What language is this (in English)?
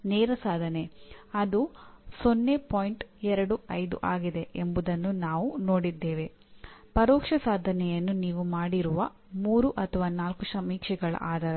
Kannada